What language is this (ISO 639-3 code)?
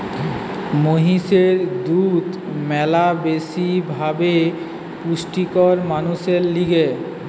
ben